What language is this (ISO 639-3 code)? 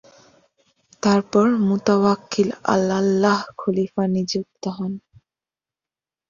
ben